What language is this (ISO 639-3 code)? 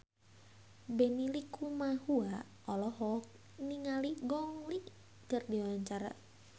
sun